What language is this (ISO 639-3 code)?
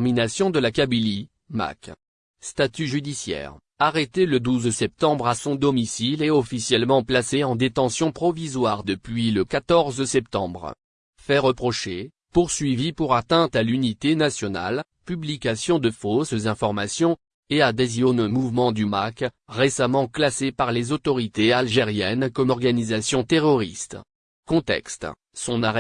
fra